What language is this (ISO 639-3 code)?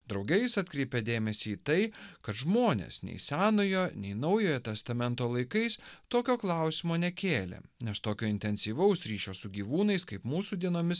lit